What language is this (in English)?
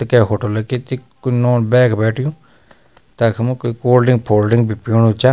Garhwali